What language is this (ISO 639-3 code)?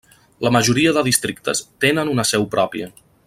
cat